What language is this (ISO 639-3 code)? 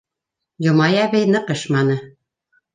bak